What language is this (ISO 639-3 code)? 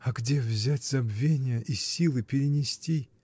rus